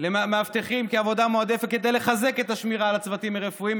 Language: Hebrew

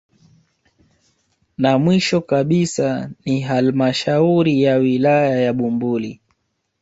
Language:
Swahili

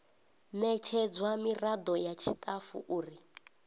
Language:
Venda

